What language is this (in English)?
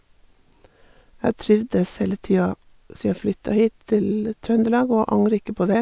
Norwegian